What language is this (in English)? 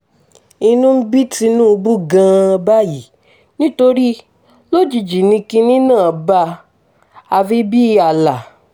Yoruba